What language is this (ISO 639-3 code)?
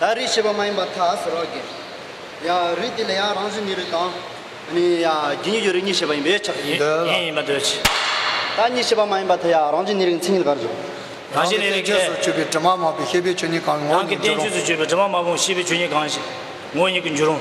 tur